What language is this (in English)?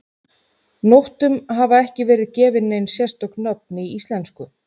Icelandic